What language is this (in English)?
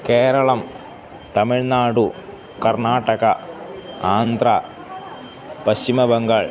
Sanskrit